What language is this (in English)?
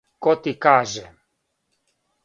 Serbian